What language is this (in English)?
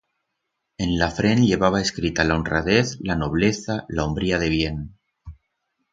Aragonese